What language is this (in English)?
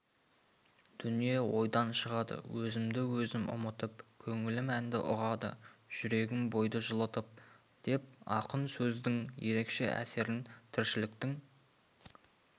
Kazakh